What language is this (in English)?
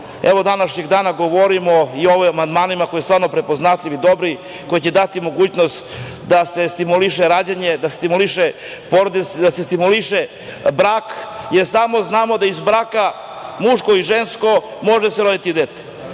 Serbian